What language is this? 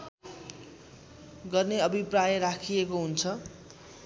Nepali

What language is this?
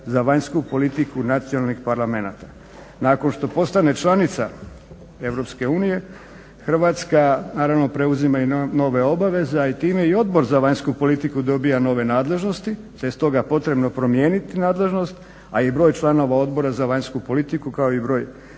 Croatian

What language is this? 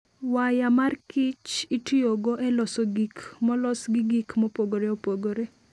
Luo (Kenya and Tanzania)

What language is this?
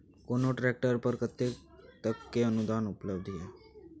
Maithili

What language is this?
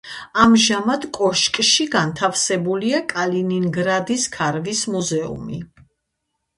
Georgian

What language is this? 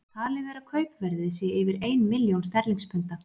Icelandic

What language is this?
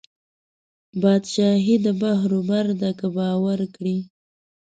Pashto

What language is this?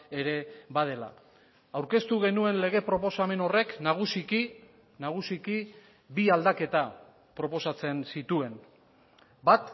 Basque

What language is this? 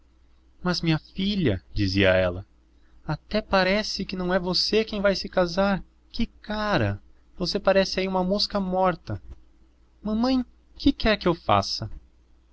Portuguese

